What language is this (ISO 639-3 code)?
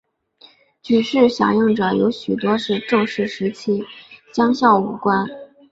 zho